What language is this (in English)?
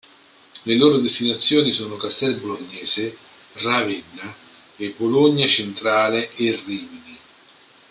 Italian